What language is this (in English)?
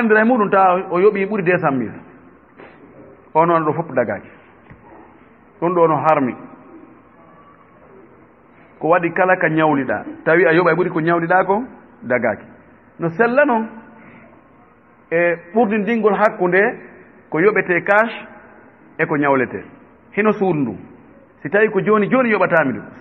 Indonesian